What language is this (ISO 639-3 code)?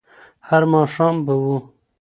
pus